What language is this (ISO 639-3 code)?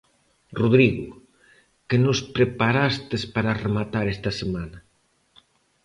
glg